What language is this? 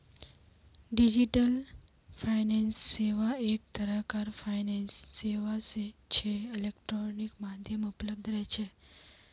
Magahi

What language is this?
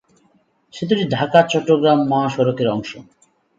Bangla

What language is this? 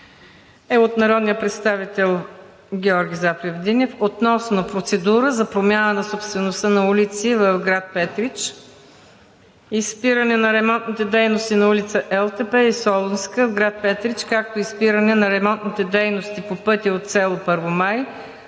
Bulgarian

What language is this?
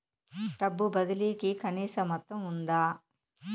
Telugu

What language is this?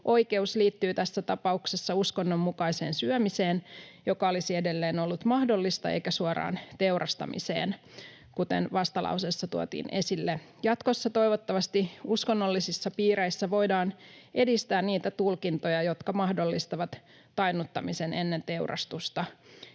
Finnish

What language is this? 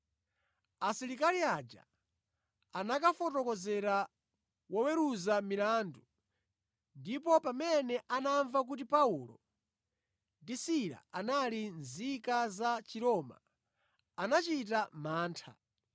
Nyanja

